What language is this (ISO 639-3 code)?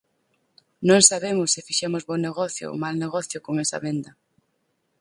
glg